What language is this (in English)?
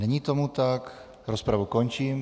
Czech